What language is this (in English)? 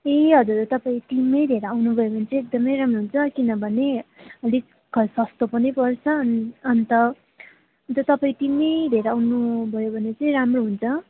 Nepali